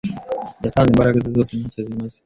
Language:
Kinyarwanda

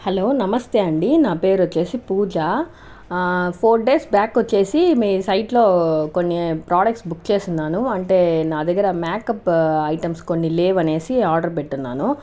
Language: Telugu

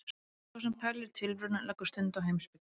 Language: Icelandic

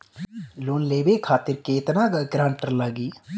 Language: Bhojpuri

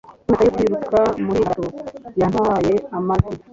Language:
Kinyarwanda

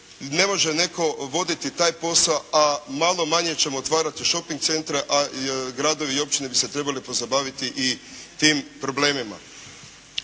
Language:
Croatian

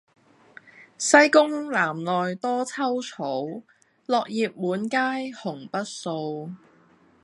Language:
Cantonese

